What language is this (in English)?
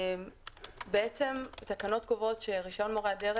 Hebrew